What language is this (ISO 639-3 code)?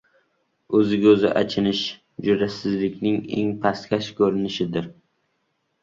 uzb